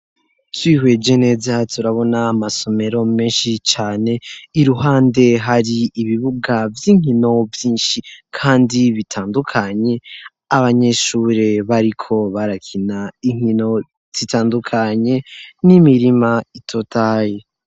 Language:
Rundi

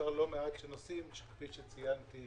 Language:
Hebrew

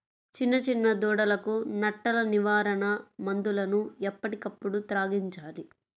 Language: Telugu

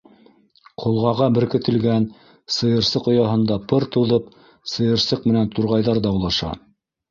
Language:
Bashkir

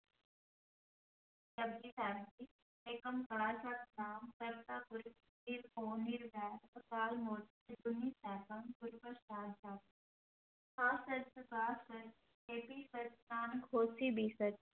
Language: Punjabi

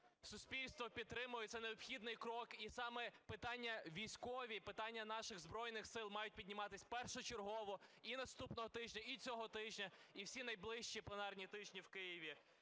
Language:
Ukrainian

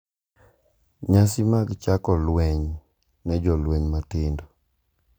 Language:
Luo (Kenya and Tanzania)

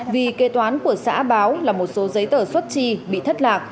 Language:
Vietnamese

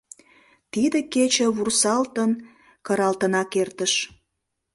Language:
Mari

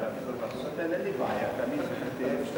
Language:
Hebrew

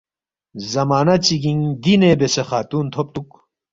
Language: Balti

